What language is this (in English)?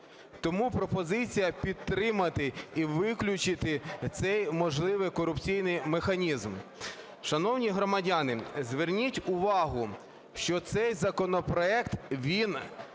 Ukrainian